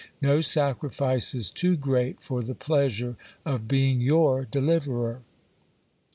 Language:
English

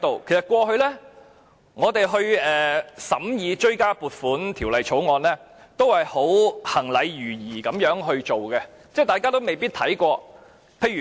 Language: Cantonese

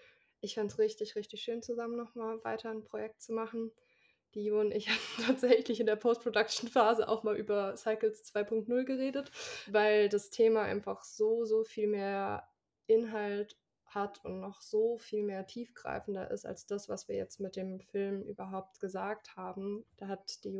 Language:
German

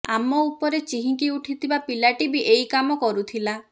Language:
Odia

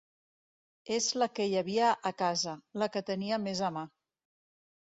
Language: Catalan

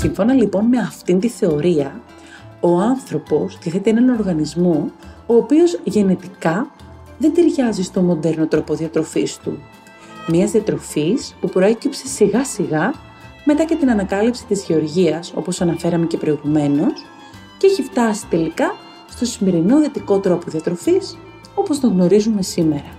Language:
Greek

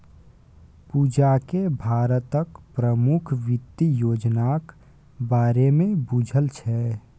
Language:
Maithili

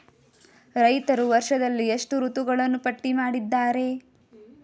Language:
Kannada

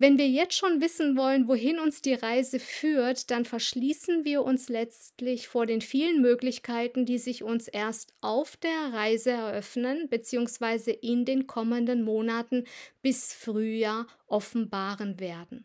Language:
German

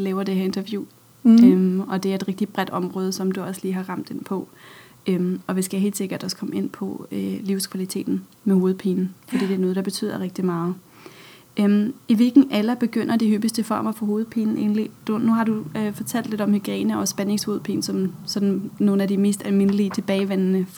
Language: Danish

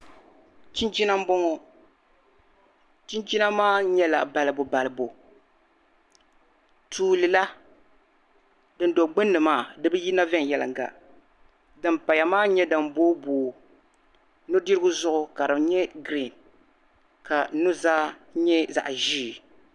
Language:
Dagbani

